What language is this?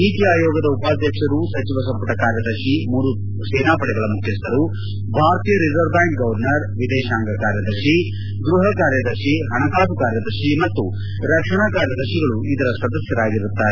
Kannada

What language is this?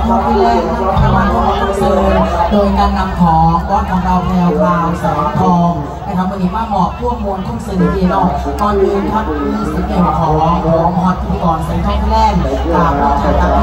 Thai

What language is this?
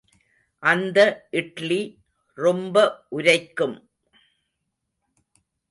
Tamil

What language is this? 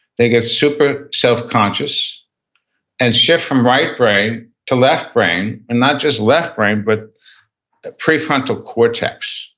English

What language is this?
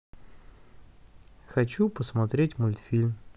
Russian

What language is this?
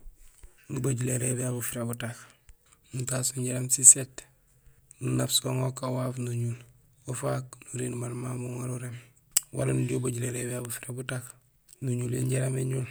Gusilay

